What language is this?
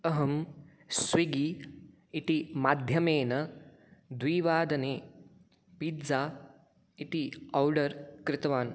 Sanskrit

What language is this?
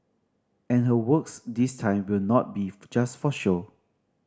English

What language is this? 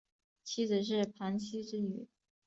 Chinese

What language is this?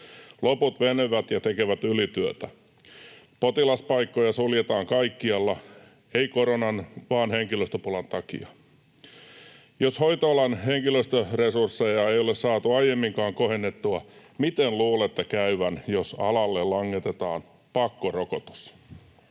Finnish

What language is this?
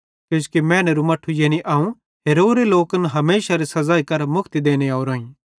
Bhadrawahi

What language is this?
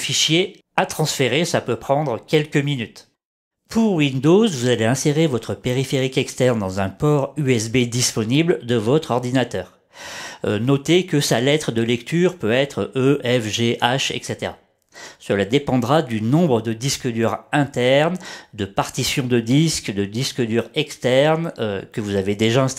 French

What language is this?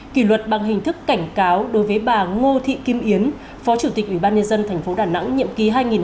Vietnamese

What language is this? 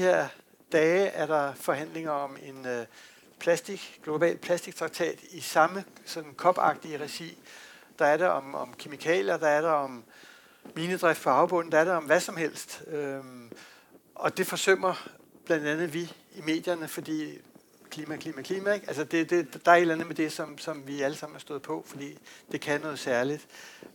Danish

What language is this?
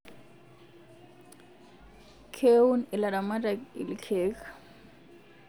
Masai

